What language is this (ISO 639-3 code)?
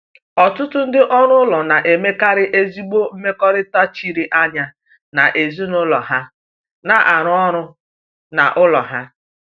ibo